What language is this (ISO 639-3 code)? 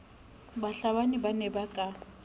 sot